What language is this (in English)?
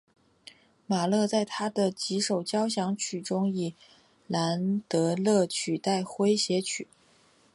Chinese